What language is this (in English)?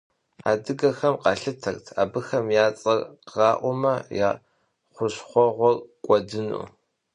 Kabardian